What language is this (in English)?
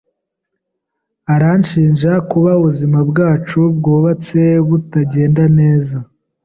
Kinyarwanda